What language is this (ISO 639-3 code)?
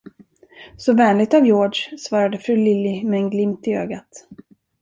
swe